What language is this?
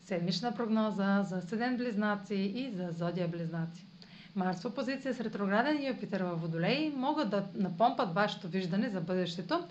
Bulgarian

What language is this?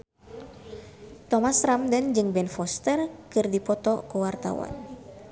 Sundanese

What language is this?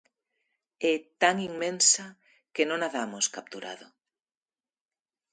Galician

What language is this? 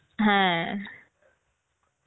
Bangla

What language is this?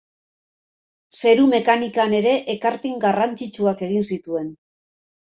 Basque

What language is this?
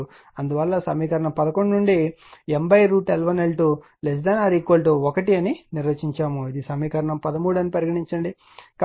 Telugu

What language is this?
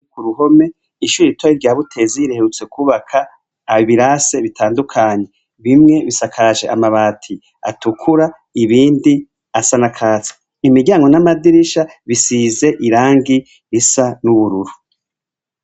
Rundi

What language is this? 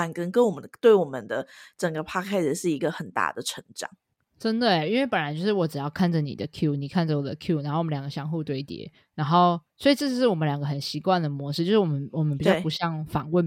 Chinese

